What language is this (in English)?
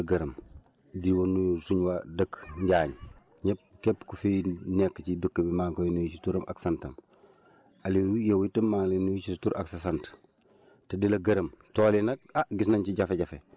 Wolof